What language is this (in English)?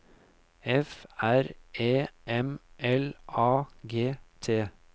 Norwegian